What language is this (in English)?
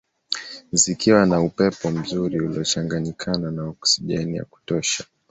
Swahili